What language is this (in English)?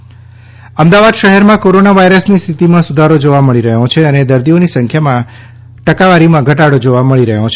Gujarati